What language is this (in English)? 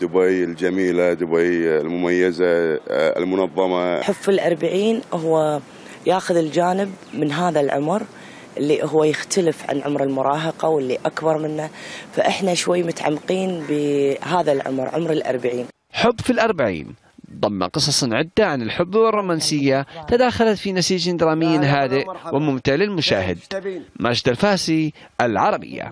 Arabic